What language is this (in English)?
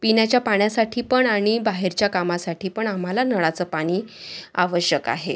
Marathi